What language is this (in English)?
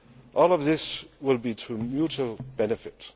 English